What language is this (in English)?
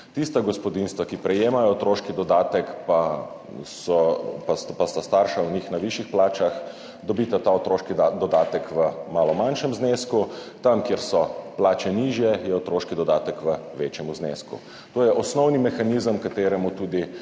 Slovenian